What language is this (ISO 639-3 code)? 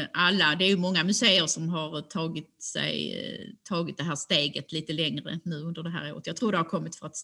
swe